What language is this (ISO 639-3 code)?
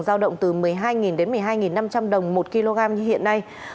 vie